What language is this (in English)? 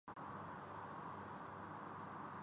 Urdu